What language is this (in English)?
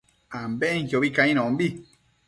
Matsés